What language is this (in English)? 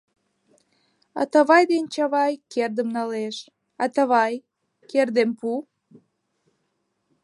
Mari